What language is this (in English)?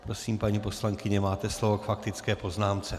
Czech